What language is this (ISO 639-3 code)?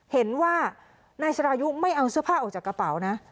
tha